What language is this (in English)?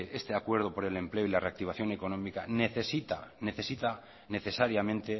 Spanish